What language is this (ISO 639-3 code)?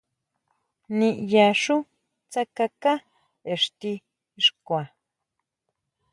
mau